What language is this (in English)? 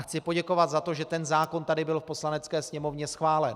Czech